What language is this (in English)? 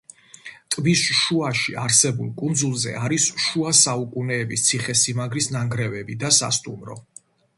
Georgian